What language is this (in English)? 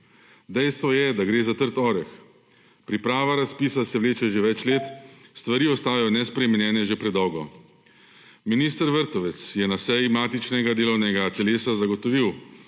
Slovenian